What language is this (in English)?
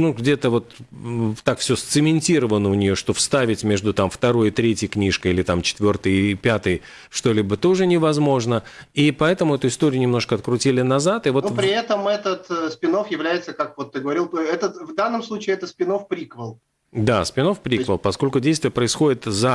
Russian